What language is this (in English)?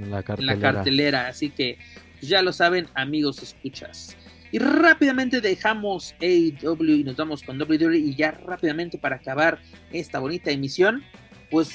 Spanish